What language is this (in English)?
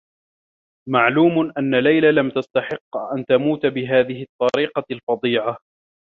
Arabic